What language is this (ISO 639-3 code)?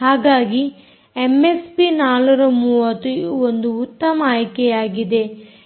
kan